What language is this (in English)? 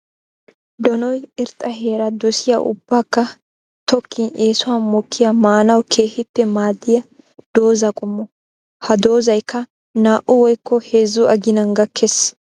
Wolaytta